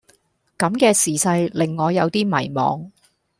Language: Cantonese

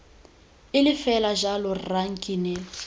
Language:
Tswana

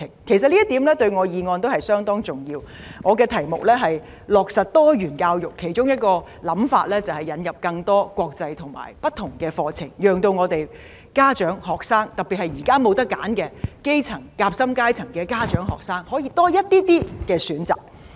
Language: Cantonese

